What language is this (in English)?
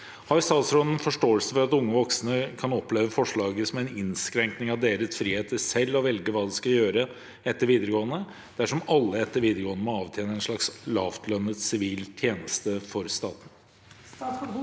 Norwegian